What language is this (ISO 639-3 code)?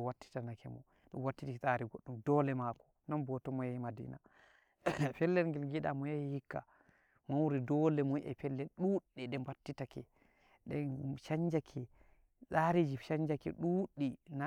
fuv